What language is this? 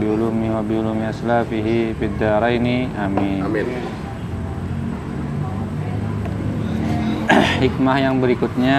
Indonesian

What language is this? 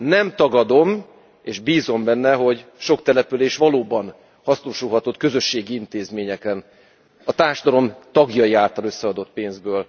Hungarian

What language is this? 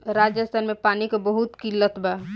Bhojpuri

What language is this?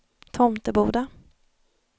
Swedish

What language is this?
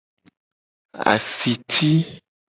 Gen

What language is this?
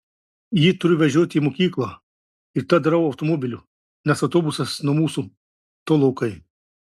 Lithuanian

